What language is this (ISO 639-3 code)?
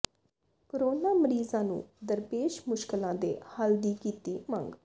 pan